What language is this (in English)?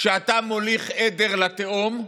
Hebrew